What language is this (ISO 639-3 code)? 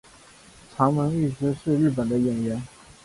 zho